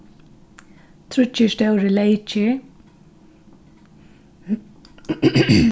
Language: Faroese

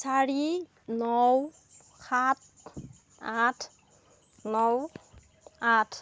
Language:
Assamese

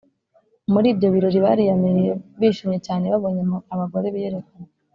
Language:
Kinyarwanda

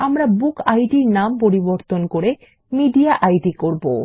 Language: Bangla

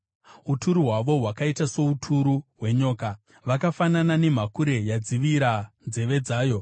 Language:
Shona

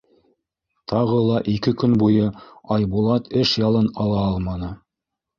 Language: Bashkir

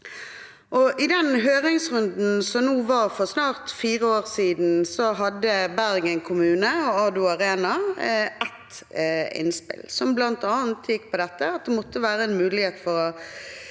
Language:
Norwegian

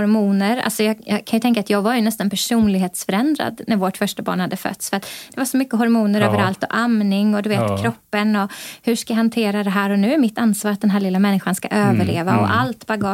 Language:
Swedish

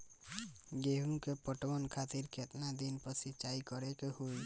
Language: Bhojpuri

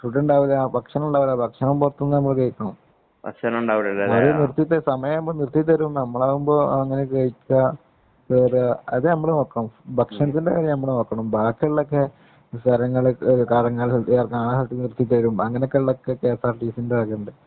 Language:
Malayalam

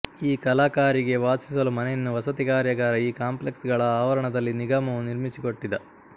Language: Kannada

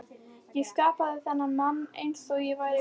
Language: Icelandic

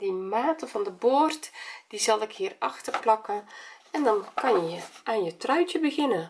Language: Dutch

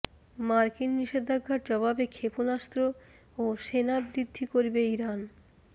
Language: Bangla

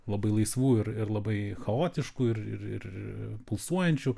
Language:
Lithuanian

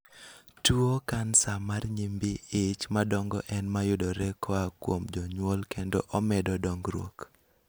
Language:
Luo (Kenya and Tanzania)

